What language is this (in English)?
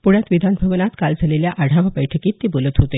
Marathi